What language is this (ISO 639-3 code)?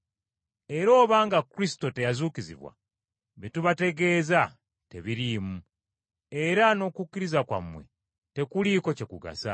lug